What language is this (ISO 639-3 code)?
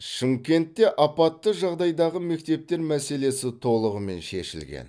kaz